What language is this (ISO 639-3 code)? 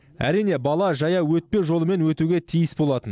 kaz